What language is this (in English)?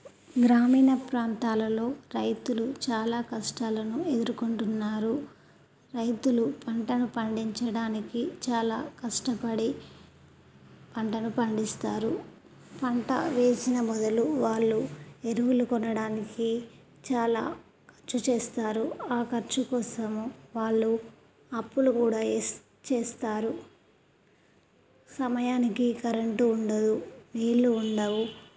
Telugu